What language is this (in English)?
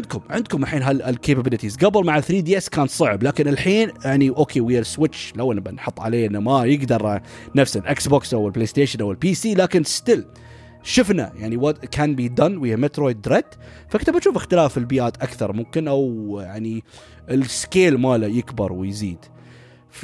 Arabic